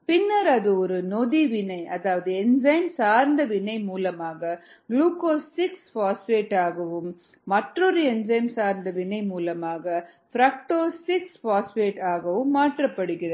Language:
Tamil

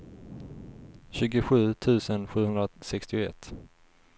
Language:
Swedish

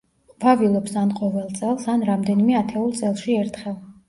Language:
Georgian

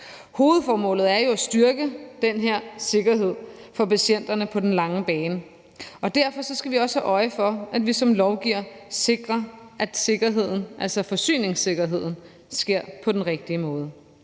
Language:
Danish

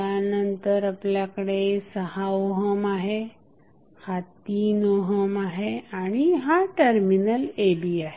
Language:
Marathi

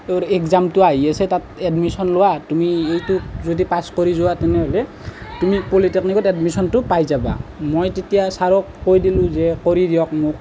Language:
Assamese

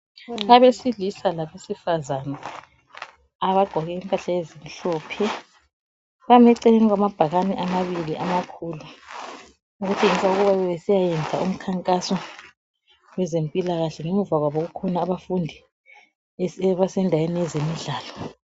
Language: North Ndebele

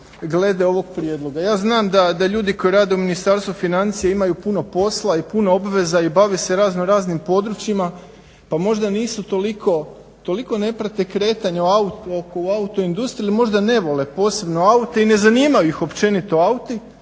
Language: Croatian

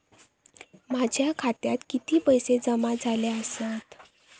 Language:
Marathi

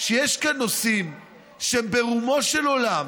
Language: Hebrew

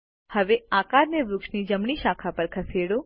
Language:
Gujarati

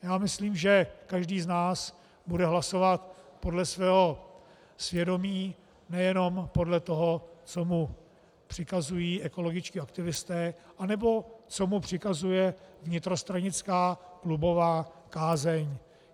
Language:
Czech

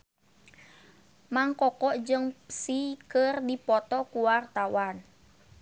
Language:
Sundanese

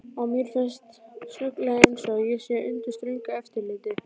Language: Icelandic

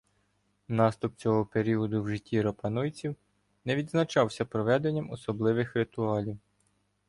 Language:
Ukrainian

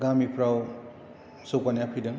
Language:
Bodo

